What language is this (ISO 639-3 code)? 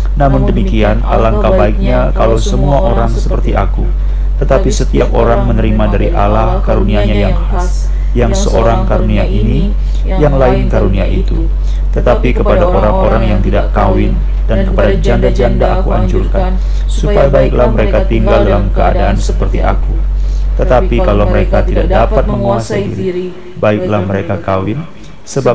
ind